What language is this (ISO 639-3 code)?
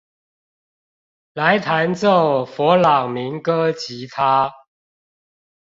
zho